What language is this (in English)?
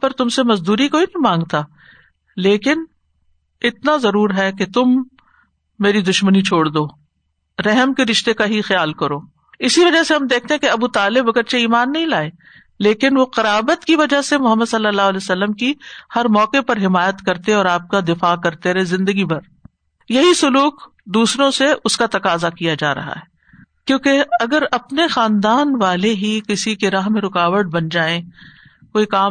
Urdu